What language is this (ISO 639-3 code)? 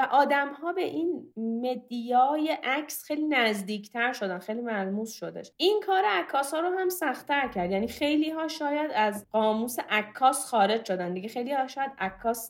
fas